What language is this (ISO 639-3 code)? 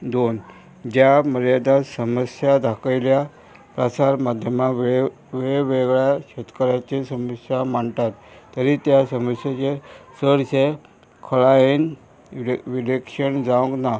kok